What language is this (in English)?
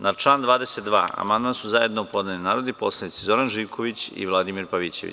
Serbian